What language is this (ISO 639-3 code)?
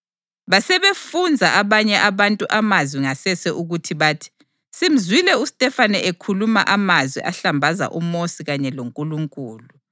nde